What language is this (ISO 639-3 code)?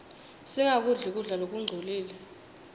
ssw